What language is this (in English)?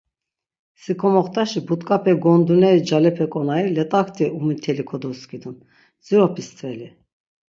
Laz